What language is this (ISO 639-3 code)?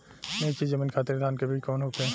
bho